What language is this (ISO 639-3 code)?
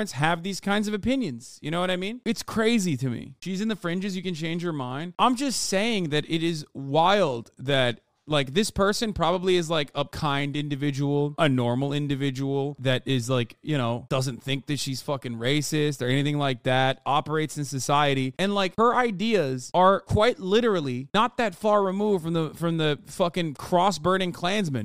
eng